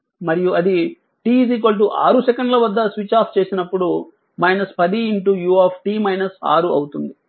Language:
Telugu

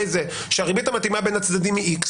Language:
Hebrew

